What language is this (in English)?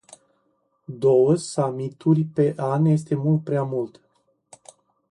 Romanian